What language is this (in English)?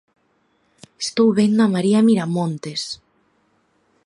Galician